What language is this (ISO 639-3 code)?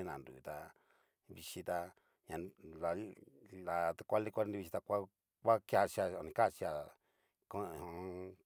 miu